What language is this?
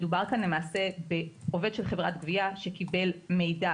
Hebrew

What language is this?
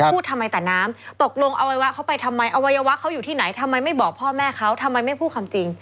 Thai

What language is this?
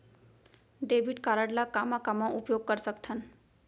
Chhattisgarhi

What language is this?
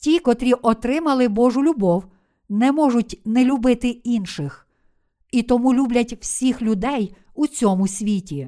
Ukrainian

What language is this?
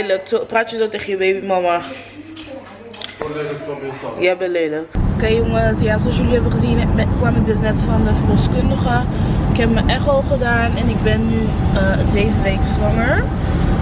Dutch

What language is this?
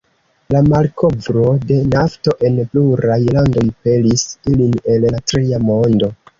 Esperanto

